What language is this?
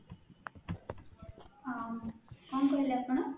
Odia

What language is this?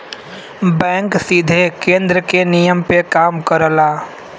Bhojpuri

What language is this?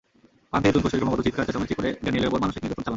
Bangla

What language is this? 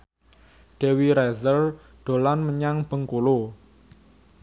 Javanese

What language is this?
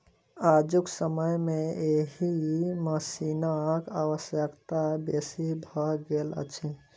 Maithili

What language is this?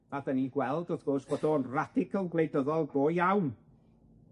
Welsh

